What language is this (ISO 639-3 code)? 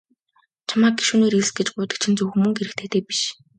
mon